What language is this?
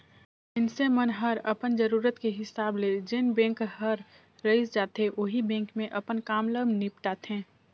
Chhattisgarhi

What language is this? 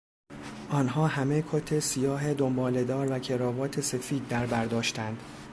Persian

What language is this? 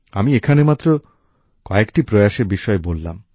Bangla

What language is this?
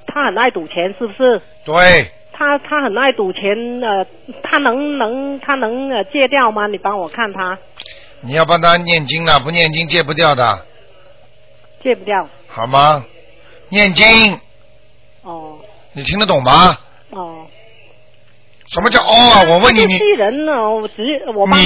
Chinese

